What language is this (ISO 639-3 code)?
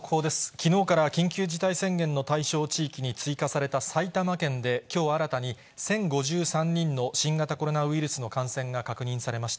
jpn